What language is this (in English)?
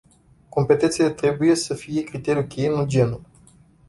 Romanian